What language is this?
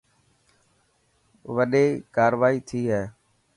Dhatki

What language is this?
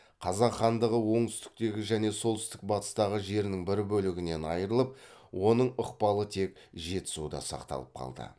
Kazakh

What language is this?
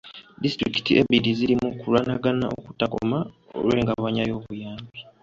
Ganda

